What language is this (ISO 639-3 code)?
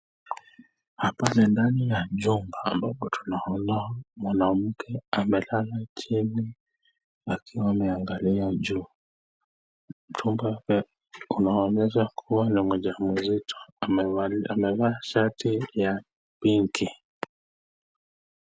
swa